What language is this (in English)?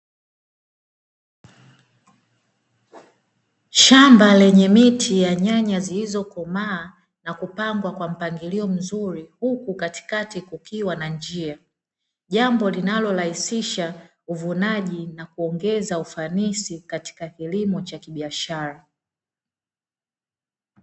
Swahili